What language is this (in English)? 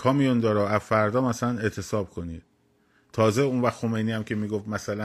Persian